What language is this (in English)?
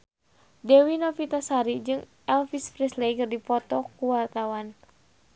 Sundanese